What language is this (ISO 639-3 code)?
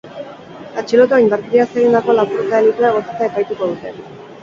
eus